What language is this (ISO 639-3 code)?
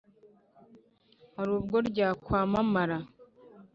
kin